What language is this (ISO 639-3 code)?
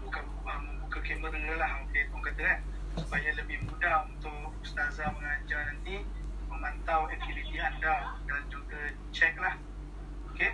msa